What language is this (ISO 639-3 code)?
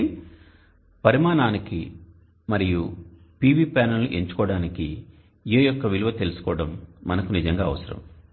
tel